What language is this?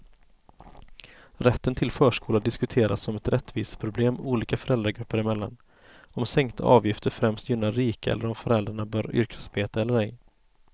Swedish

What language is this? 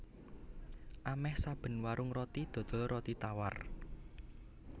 Javanese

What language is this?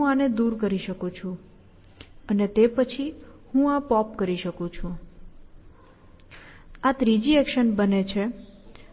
Gujarati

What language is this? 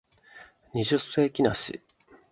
Japanese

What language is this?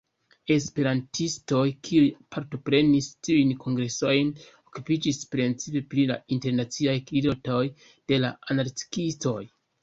Esperanto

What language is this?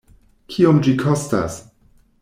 Esperanto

